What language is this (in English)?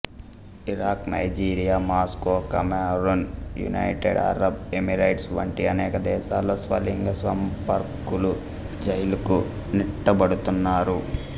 Telugu